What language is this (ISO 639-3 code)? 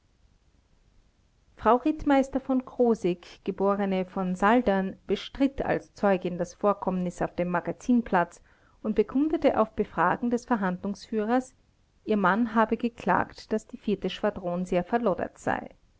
deu